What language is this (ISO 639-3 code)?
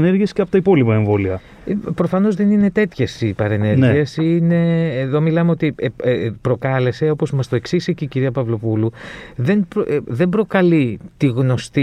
ell